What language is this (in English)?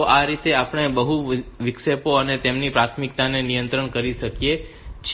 Gujarati